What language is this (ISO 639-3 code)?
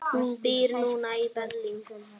isl